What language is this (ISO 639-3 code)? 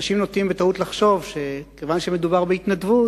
heb